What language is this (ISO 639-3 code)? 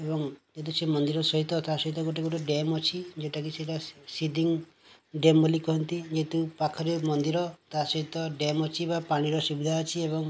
ori